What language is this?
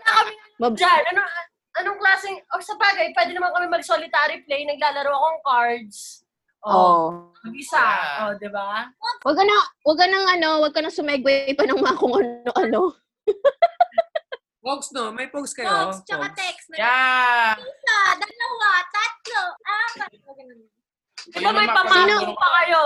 Filipino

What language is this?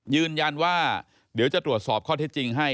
Thai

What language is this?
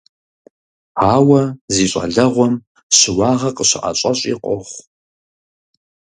Kabardian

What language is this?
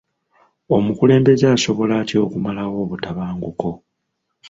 Ganda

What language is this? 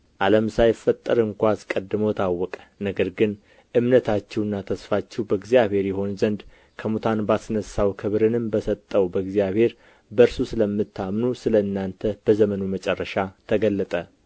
Amharic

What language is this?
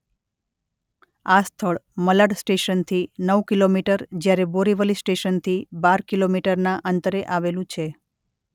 Gujarati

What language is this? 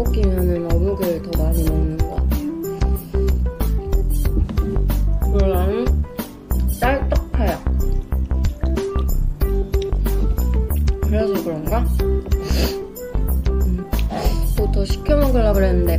Korean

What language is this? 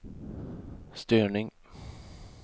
Swedish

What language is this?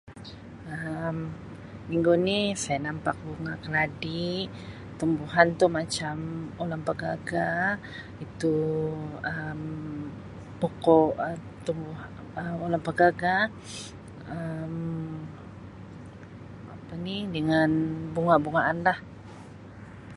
Sabah Malay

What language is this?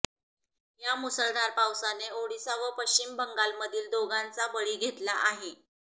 Marathi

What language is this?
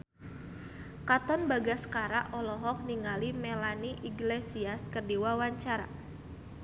Sundanese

